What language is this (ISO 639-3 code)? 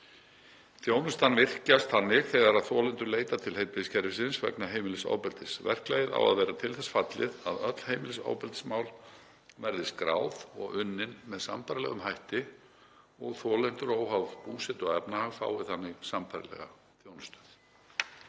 isl